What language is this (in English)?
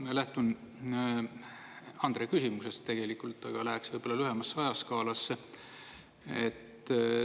Estonian